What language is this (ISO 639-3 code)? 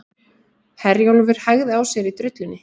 isl